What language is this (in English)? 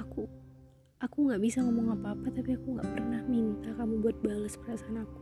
Indonesian